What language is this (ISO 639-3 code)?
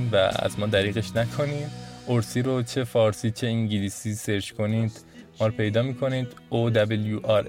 fas